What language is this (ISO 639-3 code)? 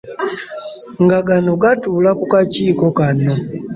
lug